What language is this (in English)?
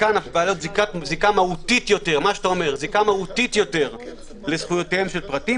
Hebrew